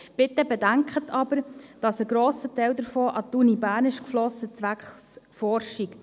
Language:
Swiss German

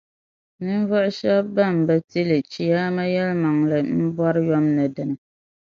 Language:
Dagbani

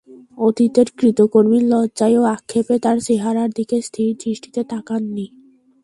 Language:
Bangla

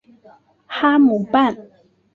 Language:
Chinese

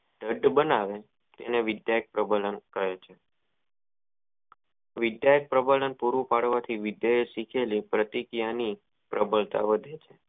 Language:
Gujarati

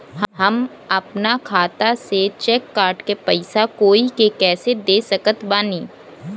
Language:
Bhojpuri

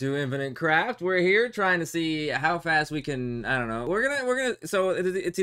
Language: English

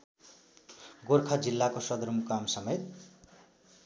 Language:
Nepali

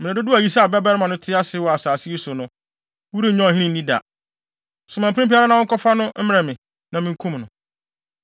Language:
Akan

